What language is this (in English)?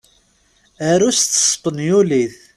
Kabyle